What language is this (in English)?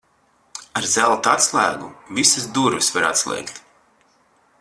Latvian